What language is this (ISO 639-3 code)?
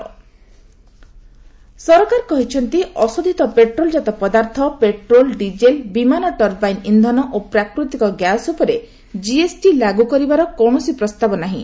ori